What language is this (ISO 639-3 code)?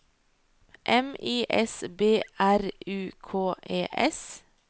nor